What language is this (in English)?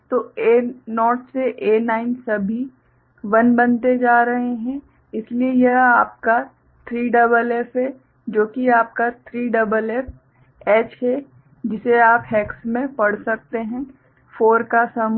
Hindi